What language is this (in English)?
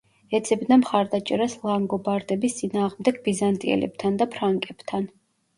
Georgian